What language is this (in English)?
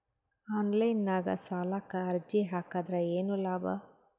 Kannada